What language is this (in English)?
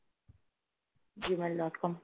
Bangla